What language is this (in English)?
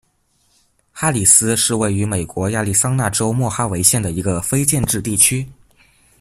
Chinese